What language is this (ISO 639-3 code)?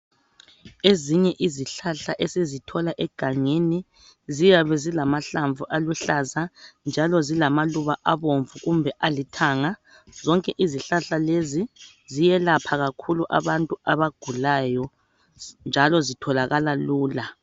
nde